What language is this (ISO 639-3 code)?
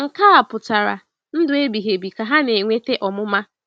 ibo